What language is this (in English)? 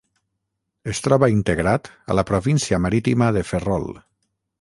Catalan